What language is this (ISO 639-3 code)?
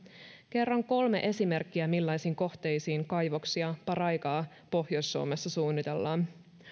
fin